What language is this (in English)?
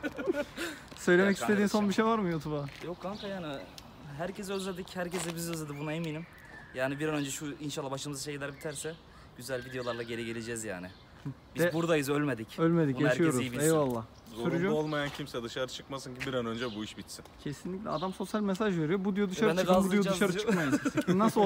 Turkish